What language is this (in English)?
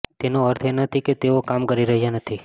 Gujarati